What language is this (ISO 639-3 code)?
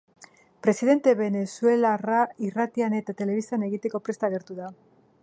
eus